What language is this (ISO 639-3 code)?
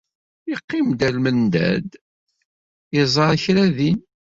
kab